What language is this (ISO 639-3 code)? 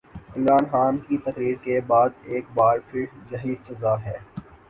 urd